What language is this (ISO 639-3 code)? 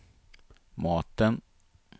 swe